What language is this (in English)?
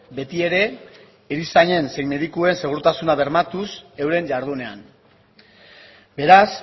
Basque